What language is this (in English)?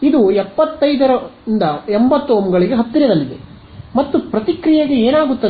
Kannada